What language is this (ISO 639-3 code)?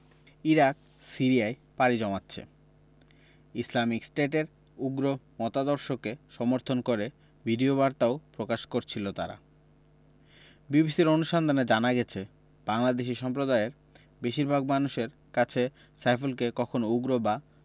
ben